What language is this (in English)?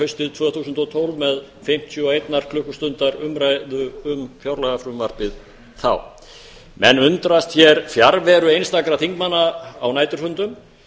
Icelandic